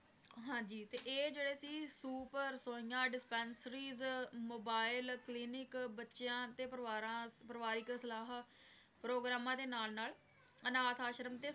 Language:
Punjabi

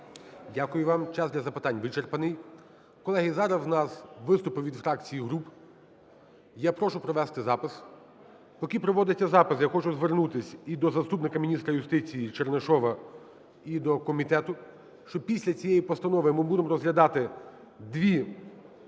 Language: Ukrainian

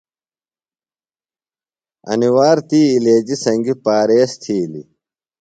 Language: Phalura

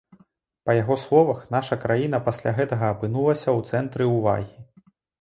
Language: Belarusian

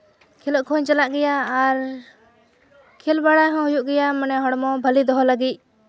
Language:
Santali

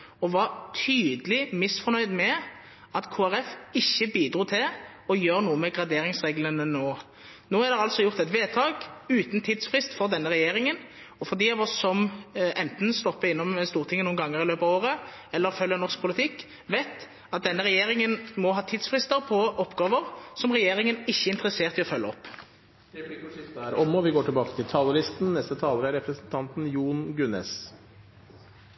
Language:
Norwegian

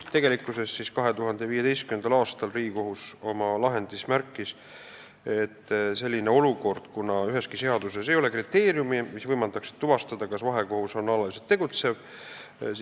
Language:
Estonian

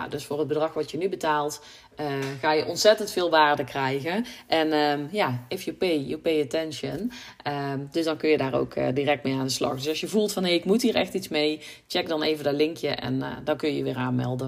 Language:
Dutch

